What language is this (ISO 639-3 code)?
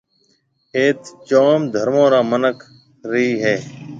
mve